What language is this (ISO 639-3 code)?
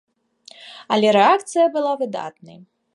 bel